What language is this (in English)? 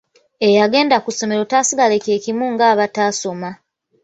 Ganda